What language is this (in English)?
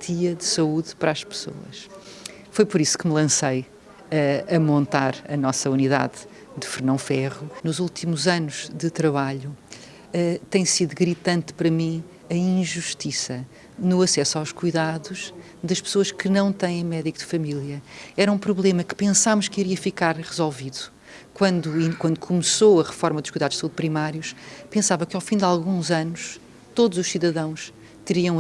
Portuguese